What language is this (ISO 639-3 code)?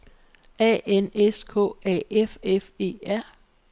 dan